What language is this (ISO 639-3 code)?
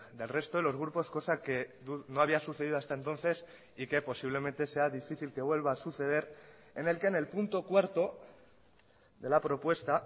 spa